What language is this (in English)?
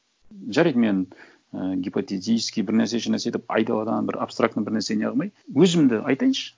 Kazakh